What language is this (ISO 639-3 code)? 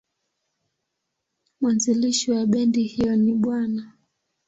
swa